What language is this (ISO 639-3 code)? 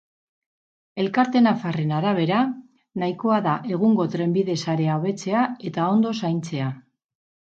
eus